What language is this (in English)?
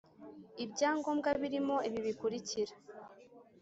Kinyarwanda